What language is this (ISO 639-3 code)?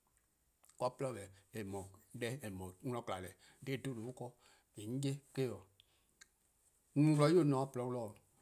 kqo